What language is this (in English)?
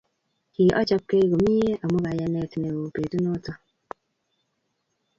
Kalenjin